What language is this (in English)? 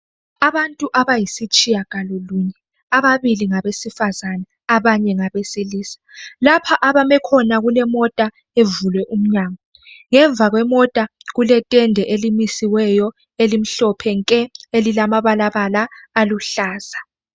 North Ndebele